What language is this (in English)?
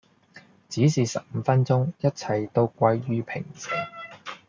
Cantonese